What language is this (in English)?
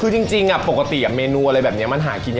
Thai